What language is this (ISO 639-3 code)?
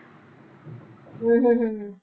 pan